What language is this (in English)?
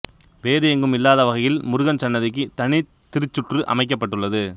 Tamil